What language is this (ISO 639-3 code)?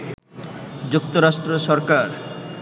ben